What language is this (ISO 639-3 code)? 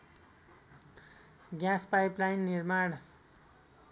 nep